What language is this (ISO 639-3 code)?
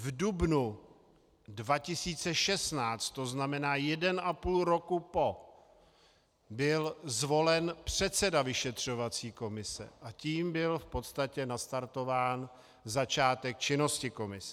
ces